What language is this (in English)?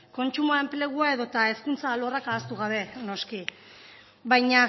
Basque